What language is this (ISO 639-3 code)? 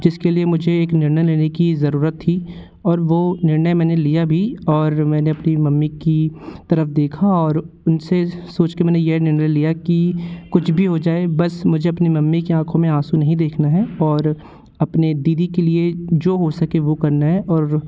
hin